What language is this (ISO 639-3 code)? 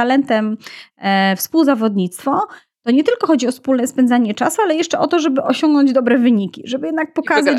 pol